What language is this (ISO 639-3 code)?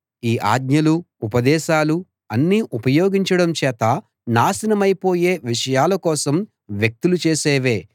tel